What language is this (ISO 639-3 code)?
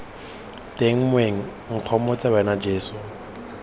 tsn